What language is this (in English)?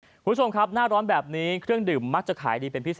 Thai